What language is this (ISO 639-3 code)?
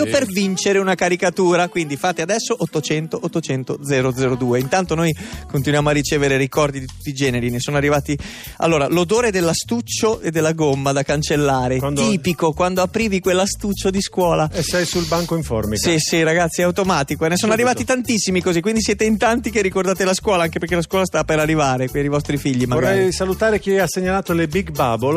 ita